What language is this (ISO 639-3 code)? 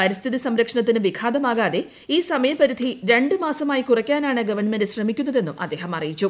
mal